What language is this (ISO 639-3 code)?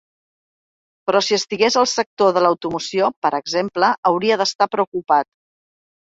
cat